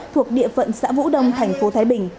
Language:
Vietnamese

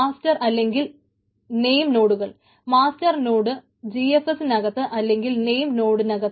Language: Malayalam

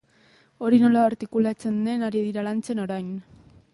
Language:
Basque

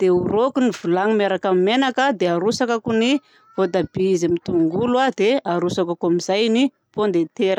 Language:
Southern Betsimisaraka Malagasy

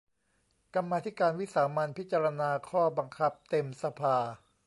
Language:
Thai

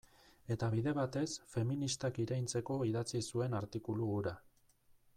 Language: Basque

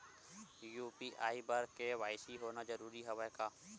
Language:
Chhattisgarhi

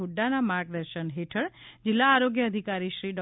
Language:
Gujarati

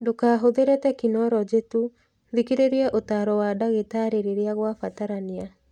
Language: Kikuyu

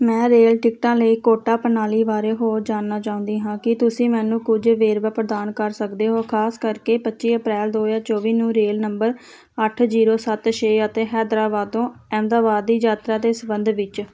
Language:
Punjabi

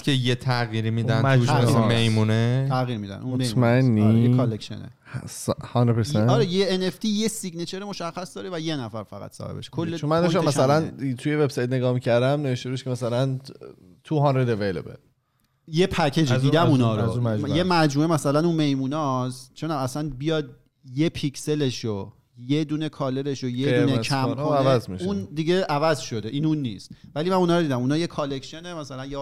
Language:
Persian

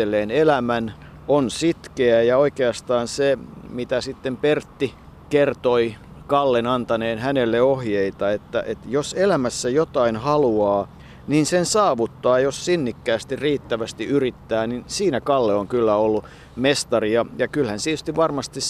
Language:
Finnish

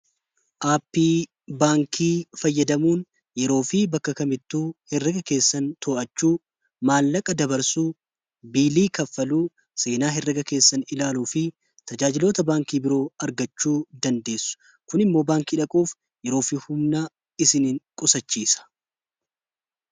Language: Oromo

